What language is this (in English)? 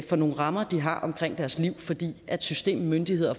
Danish